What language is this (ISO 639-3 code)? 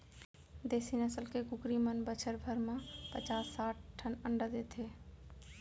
hne